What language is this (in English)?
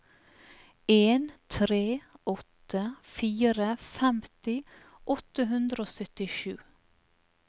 Norwegian